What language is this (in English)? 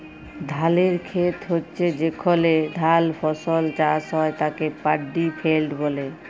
Bangla